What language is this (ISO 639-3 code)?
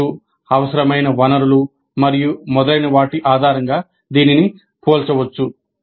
tel